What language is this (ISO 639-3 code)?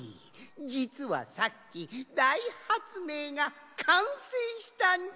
jpn